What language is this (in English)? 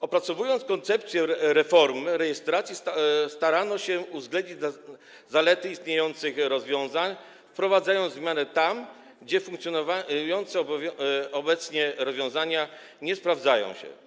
Polish